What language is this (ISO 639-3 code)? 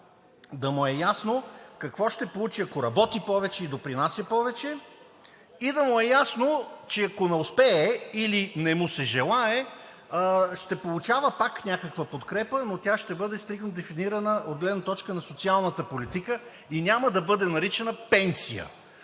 bul